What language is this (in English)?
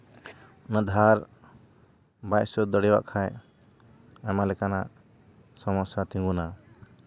Santali